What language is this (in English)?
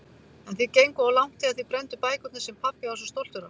Icelandic